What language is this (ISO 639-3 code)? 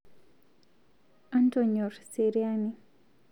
mas